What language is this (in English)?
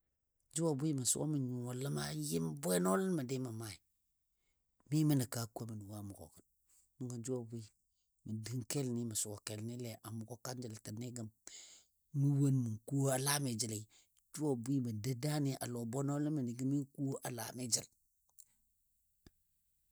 Dadiya